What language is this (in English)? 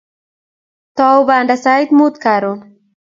Kalenjin